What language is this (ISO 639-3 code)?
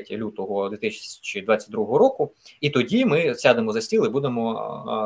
ukr